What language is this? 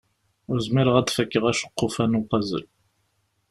Kabyle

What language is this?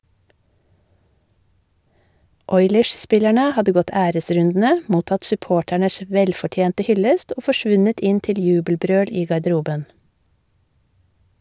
Norwegian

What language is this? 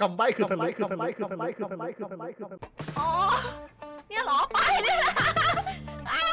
Thai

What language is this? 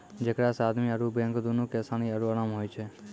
Maithili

